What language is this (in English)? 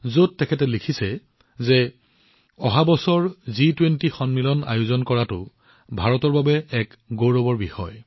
Assamese